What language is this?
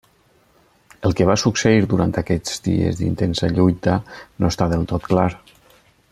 Catalan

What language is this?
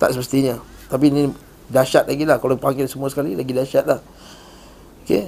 Malay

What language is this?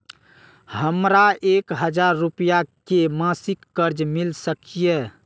Maithili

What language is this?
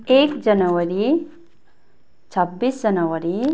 Nepali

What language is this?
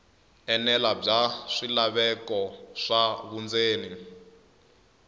Tsonga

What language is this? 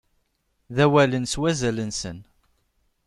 Kabyle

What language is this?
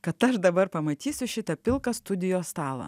Lithuanian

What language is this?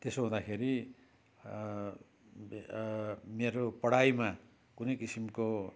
Nepali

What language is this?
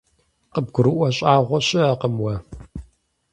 Kabardian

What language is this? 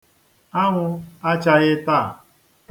Igbo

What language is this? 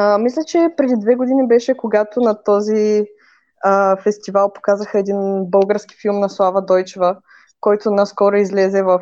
Bulgarian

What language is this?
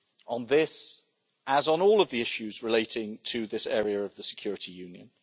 English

